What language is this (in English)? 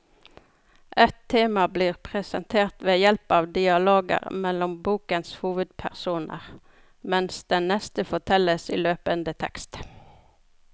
Norwegian